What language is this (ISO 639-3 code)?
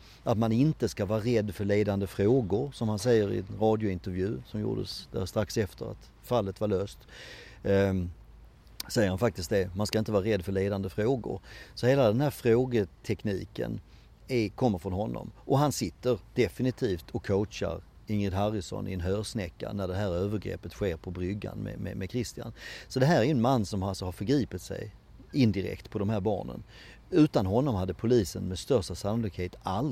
swe